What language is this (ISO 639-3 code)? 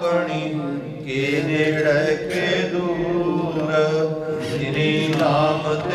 ara